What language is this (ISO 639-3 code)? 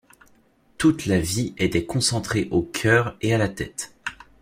fra